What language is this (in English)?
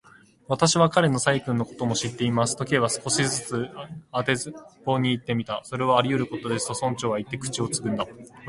Japanese